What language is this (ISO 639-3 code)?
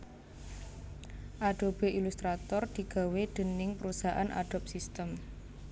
jav